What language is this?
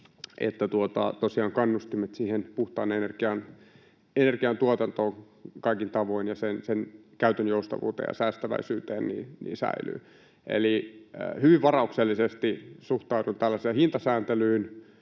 Finnish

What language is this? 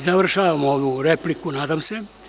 Serbian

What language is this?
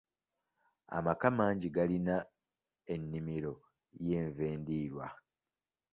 Ganda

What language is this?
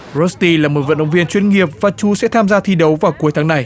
Vietnamese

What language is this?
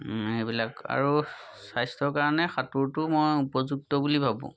Assamese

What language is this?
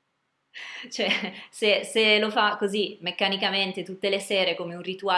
Italian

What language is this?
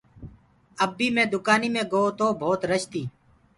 Gurgula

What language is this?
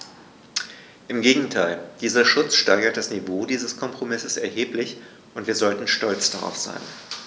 German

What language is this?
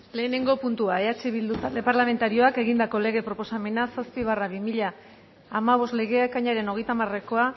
Basque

